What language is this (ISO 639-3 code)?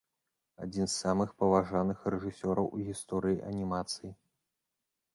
bel